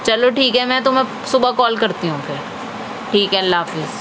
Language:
Urdu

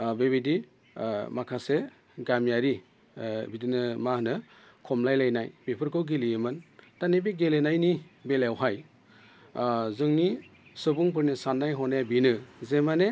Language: Bodo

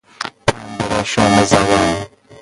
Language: Persian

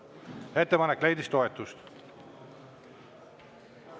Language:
Estonian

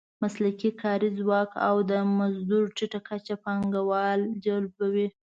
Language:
Pashto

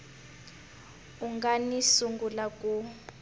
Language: Tsonga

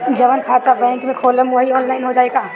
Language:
Bhojpuri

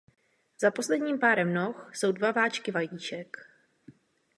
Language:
Czech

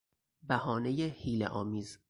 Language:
Persian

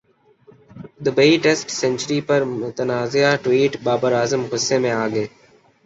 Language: Urdu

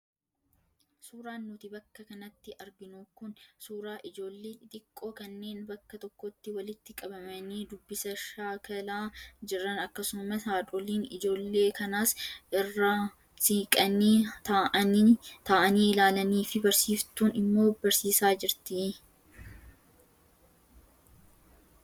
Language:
Oromo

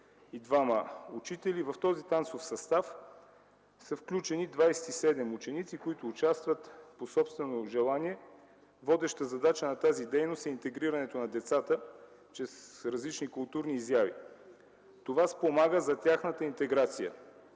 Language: Bulgarian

